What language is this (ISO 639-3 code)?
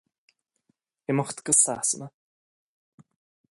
gle